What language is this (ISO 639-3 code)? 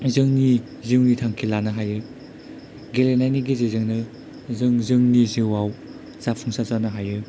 brx